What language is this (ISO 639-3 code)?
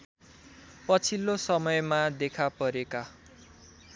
nep